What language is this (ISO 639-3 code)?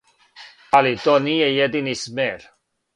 srp